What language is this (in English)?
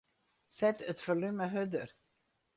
Western Frisian